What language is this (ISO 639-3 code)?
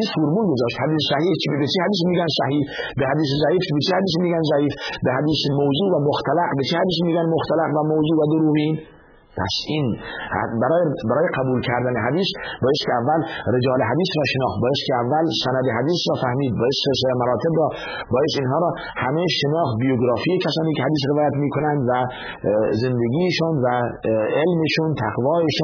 fas